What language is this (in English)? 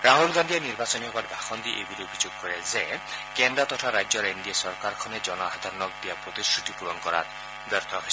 Assamese